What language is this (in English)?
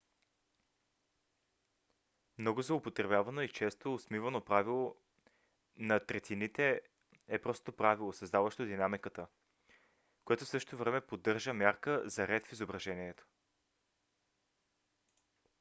Bulgarian